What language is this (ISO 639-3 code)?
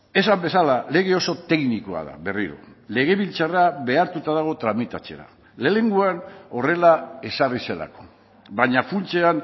eus